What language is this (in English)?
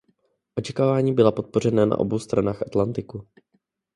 Czech